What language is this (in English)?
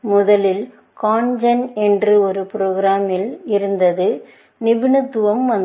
Tamil